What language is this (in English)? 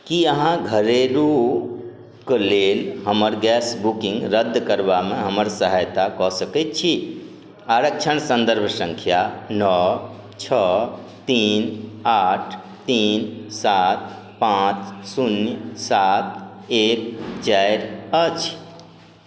Maithili